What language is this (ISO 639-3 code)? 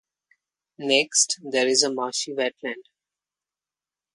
eng